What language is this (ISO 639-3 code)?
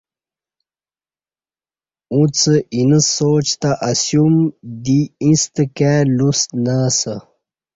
bsh